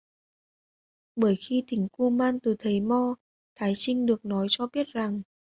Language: Vietnamese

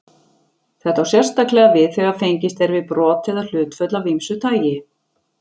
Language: Icelandic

